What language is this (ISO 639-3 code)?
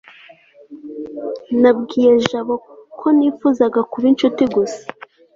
kin